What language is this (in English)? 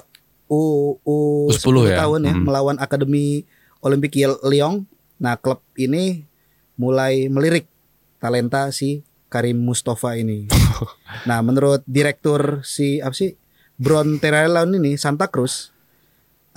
Indonesian